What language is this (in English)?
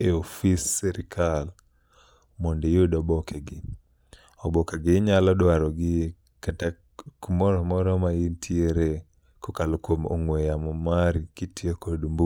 Luo (Kenya and Tanzania)